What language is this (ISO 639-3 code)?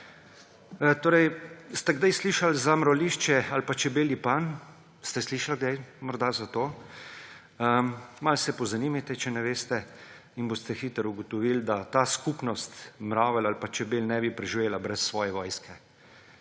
slv